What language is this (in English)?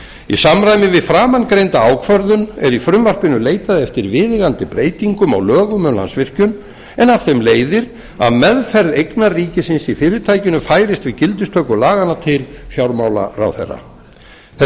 Icelandic